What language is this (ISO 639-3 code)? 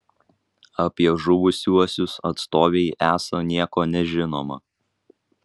lit